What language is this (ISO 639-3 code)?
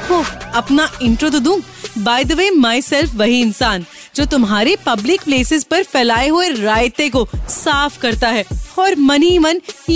hin